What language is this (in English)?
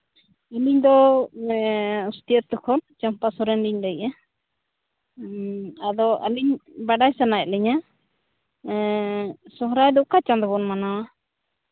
Santali